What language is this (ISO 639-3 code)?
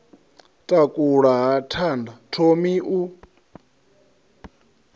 ven